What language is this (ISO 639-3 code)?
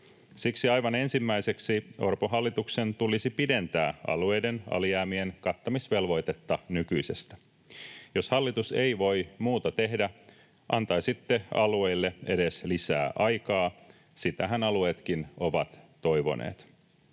fin